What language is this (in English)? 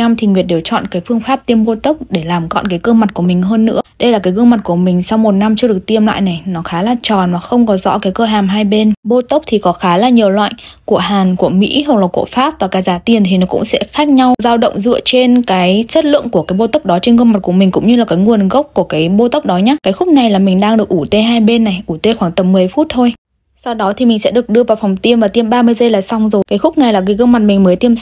Vietnamese